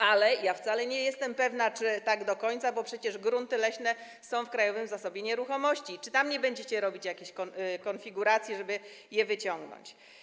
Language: Polish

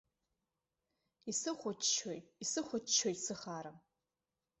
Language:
Abkhazian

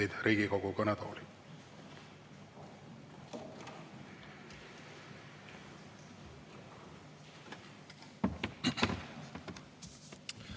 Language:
Estonian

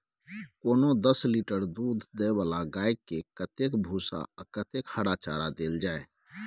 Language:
Maithili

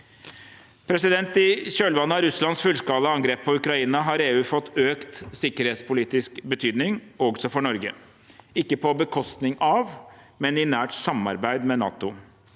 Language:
Norwegian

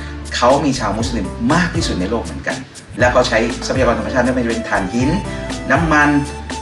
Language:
Thai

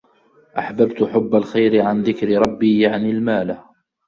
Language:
Arabic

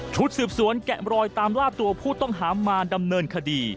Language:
Thai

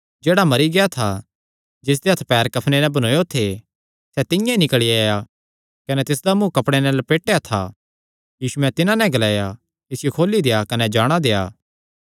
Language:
Kangri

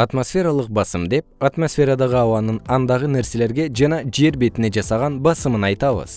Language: Kyrgyz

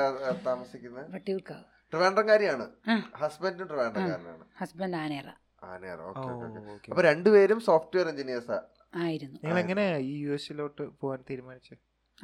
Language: Malayalam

